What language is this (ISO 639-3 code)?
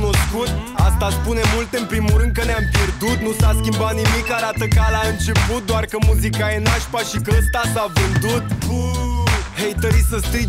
ron